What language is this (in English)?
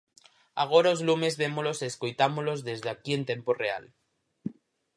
Galician